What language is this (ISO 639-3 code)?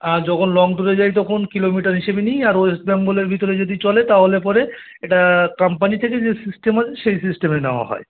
ben